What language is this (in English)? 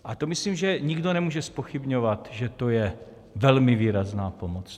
Czech